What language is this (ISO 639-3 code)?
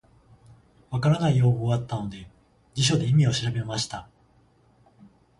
jpn